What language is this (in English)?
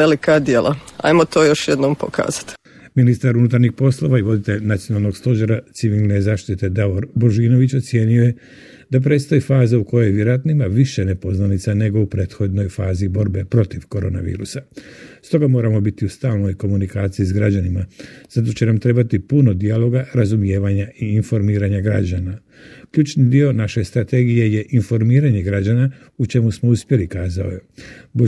Croatian